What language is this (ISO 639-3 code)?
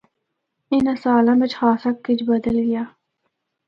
hno